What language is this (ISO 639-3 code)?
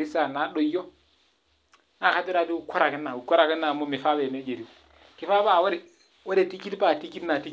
mas